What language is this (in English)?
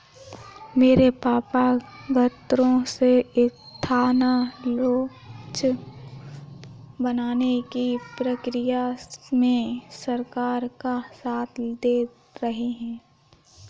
Hindi